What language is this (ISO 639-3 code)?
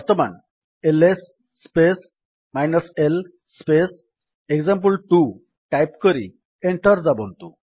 ori